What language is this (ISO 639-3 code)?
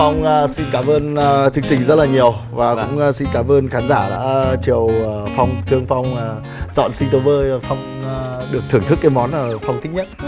vie